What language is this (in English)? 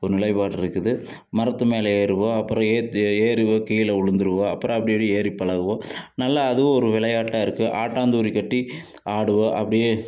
Tamil